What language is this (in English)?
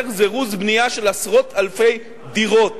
Hebrew